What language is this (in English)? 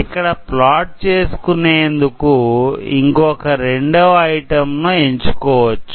Telugu